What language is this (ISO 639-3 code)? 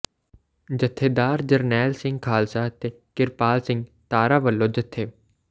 pan